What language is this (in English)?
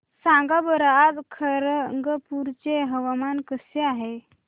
Marathi